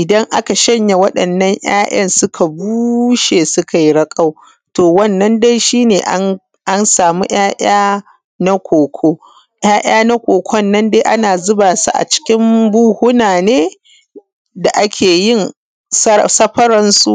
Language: Hausa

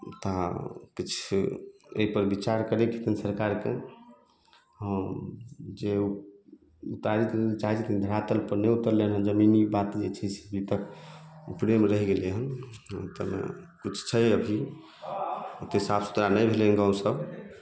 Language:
Maithili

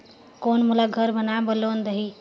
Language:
Chhattisgarhi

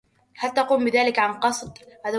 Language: Arabic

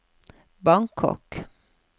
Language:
Norwegian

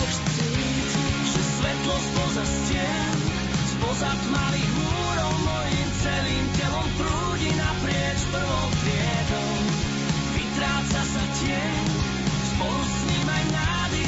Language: Slovak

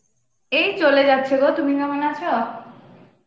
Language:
Bangla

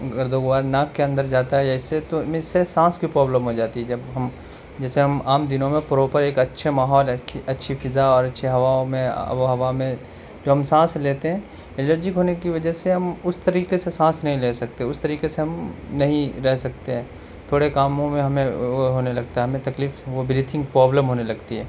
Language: Urdu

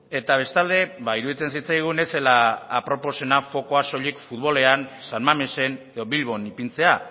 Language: Basque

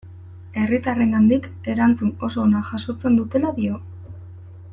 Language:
Basque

